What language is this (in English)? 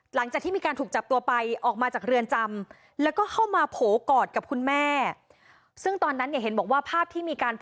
Thai